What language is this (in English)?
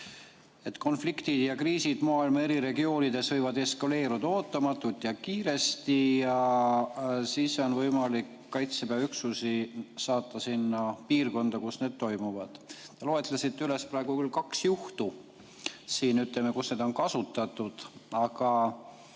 Estonian